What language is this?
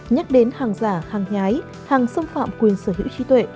Vietnamese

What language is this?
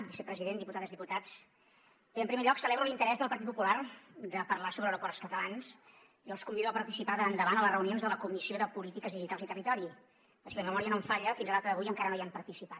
Catalan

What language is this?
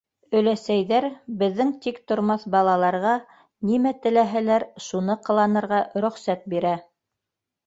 Bashkir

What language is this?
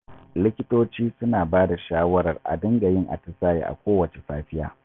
Hausa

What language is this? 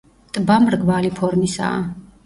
Georgian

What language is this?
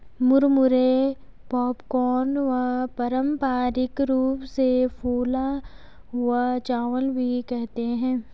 Hindi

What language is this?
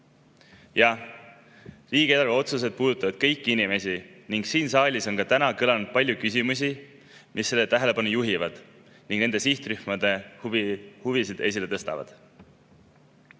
Estonian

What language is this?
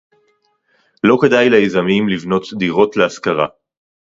Hebrew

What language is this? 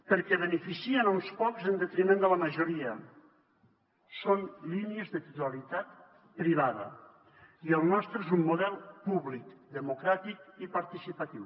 Catalan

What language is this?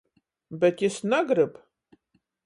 Latgalian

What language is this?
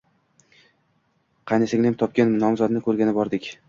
Uzbek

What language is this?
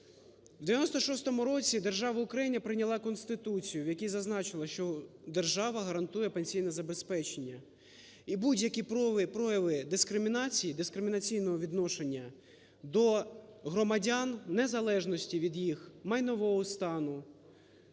Ukrainian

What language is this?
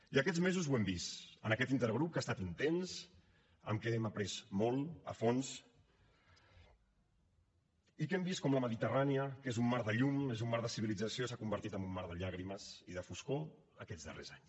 Catalan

